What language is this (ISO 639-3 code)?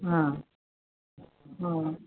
san